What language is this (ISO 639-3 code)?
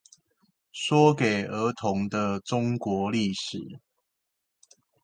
zho